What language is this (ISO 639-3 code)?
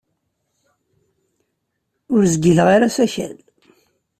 kab